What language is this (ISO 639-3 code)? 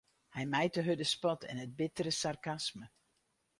fry